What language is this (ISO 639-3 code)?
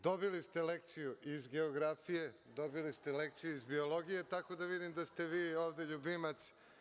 srp